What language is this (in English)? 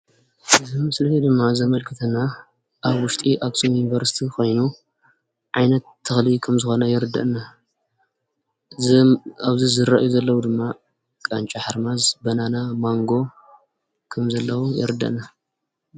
Tigrinya